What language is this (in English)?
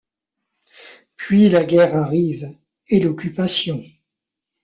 French